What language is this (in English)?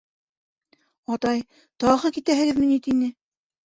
Bashkir